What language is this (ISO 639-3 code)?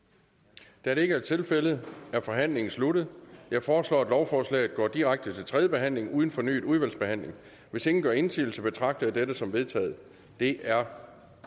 dan